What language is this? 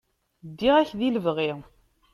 Kabyle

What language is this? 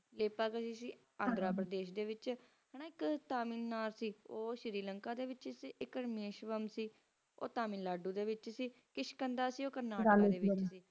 Punjabi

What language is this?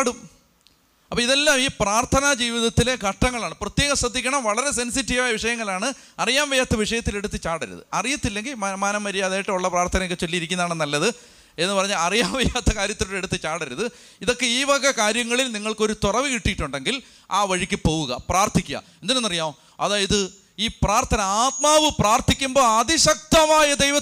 Malayalam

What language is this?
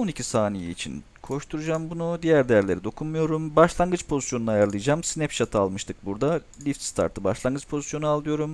Turkish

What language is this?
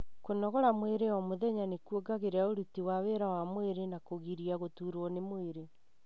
Kikuyu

